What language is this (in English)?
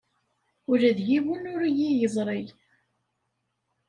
Kabyle